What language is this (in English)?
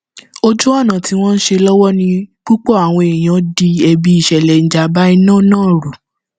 Yoruba